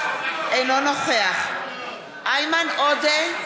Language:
Hebrew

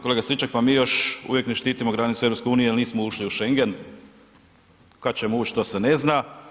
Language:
Croatian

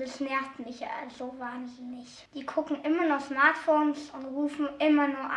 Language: German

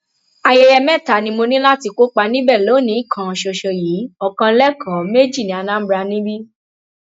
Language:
Yoruba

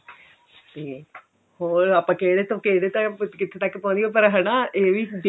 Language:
Punjabi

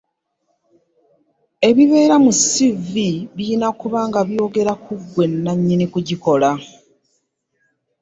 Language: Ganda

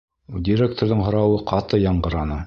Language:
Bashkir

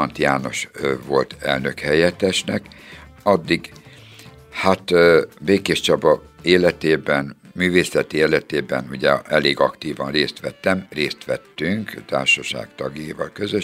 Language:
Hungarian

